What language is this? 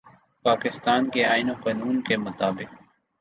Urdu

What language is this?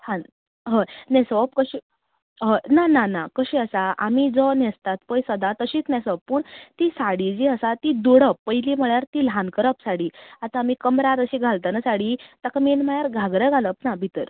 Konkani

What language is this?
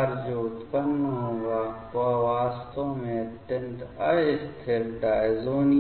Hindi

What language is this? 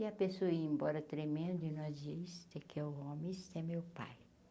Portuguese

